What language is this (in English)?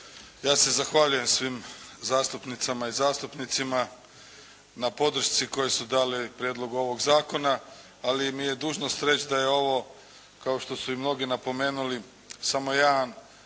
Croatian